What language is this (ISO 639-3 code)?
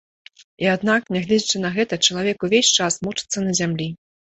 bel